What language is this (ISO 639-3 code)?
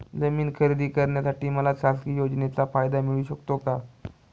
mar